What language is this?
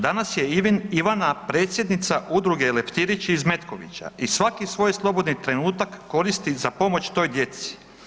Croatian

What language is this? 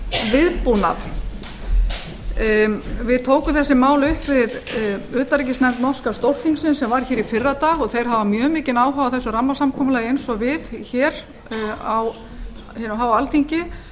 Icelandic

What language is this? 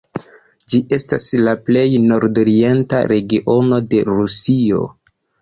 Esperanto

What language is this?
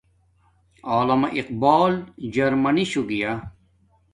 Domaaki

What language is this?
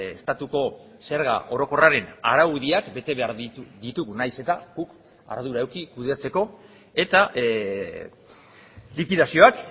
Basque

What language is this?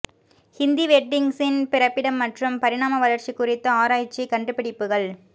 Tamil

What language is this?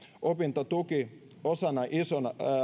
Finnish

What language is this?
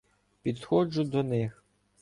Ukrainian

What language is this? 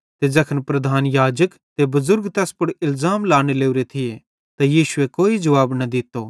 Bhadrawahi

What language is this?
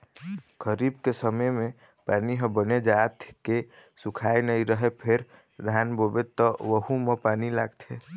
Chhattisgarhi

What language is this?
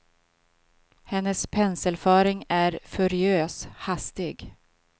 Swedish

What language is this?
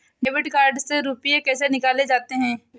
Hindi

